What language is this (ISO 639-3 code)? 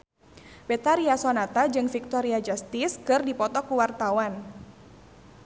sun